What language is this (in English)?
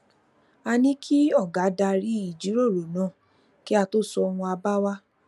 Yoruba